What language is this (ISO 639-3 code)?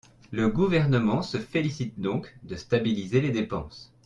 fra